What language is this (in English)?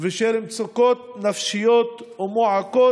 Hebrew